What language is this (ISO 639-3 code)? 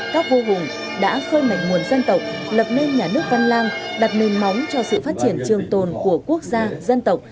vie